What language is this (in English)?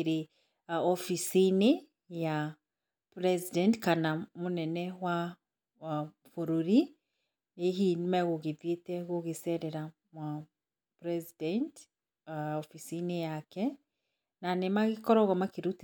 Kikuyu